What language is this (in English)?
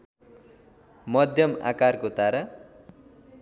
Nepali